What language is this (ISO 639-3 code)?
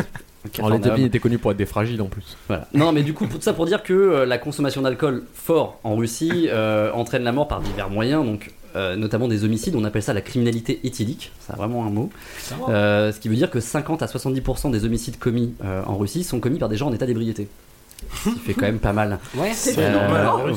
fra